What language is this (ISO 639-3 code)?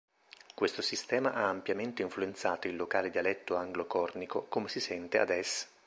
ita